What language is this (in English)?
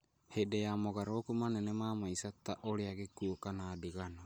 Kikuyu